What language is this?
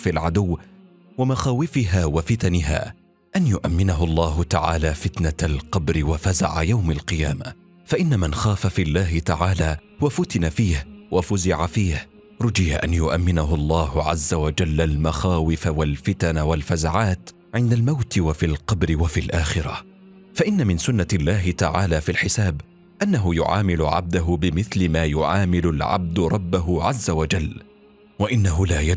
Arabic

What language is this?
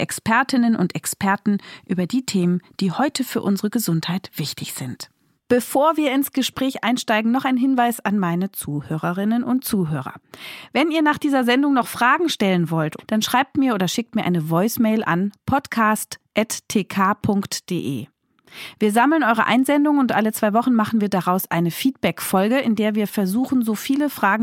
German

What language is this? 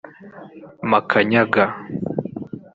Kinyarwanda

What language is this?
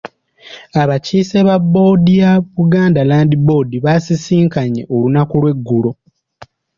Ganda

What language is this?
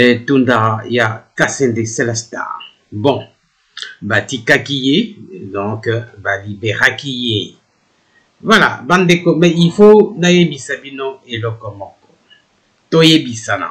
French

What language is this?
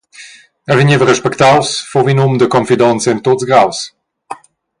Romansh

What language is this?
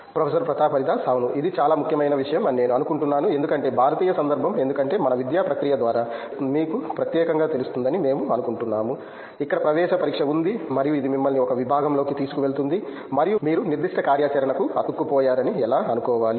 Telugu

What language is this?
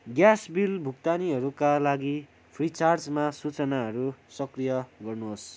Nepali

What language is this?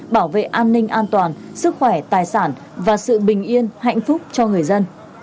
Vietnamese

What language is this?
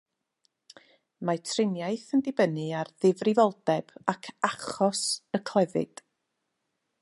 Welsh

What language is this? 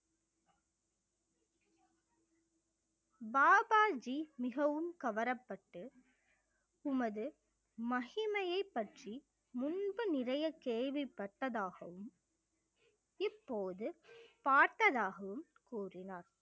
Tamil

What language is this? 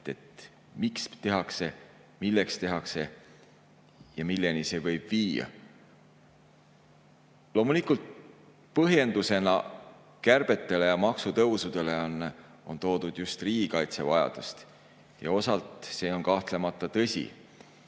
Estonian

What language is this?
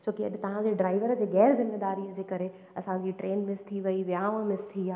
Sindhi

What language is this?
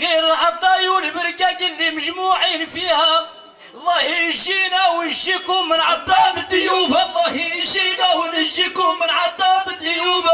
Arabic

